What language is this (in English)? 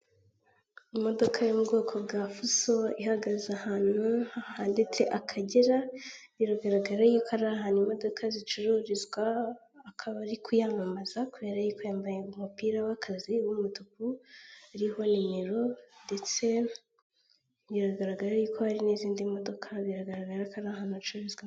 Kinyarwanda